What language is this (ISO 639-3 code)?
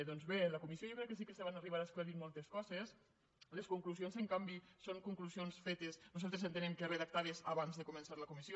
cat